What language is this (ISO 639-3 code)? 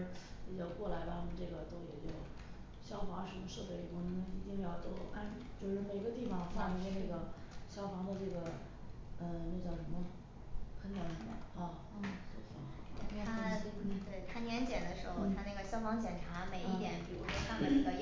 zho